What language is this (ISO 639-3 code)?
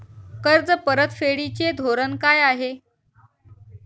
mar